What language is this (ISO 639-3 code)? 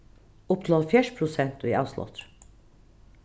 fao